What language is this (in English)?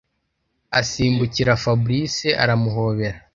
Kinyarwanda